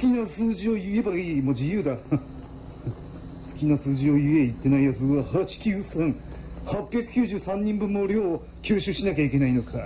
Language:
Japanese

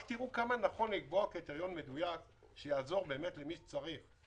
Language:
Hebrew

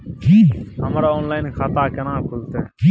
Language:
Maithili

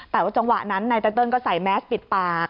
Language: Thai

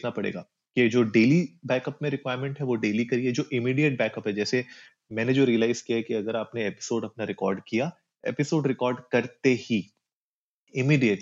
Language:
Hindi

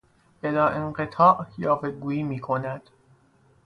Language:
Persian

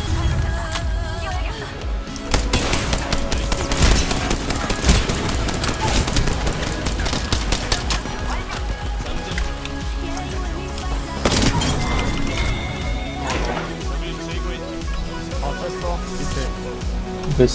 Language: Korean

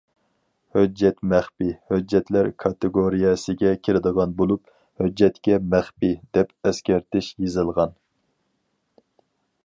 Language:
Uyghur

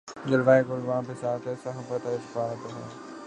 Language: Urdu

